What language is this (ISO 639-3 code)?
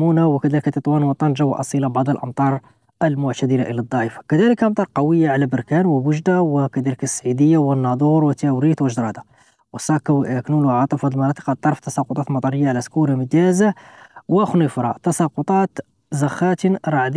ara